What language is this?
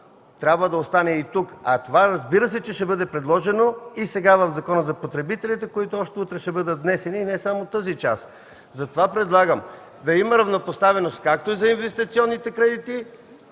Bulgarian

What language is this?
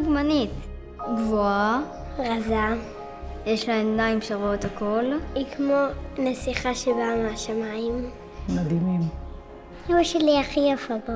Hebrew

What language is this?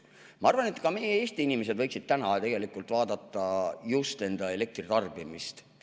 Estonian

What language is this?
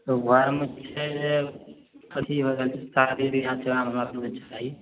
Maithili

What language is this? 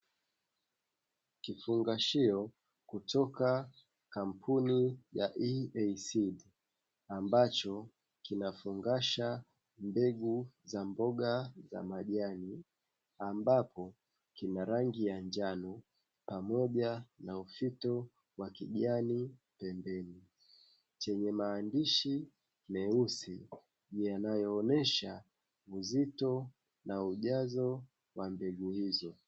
Swahili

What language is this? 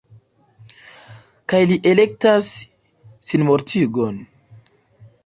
Esperanto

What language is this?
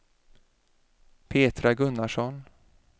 Swedish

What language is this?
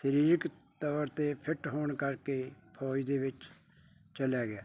Punjabi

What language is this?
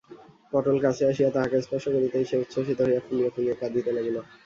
Bangla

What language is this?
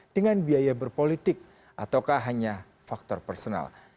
Indonesian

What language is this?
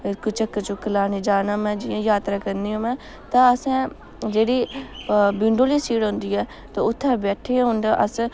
Dogri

